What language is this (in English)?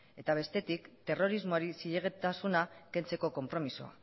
Basque